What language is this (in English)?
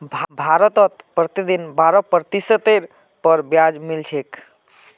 Magahi